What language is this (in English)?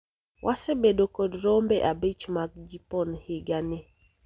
Luo (Kenya and Tanzania)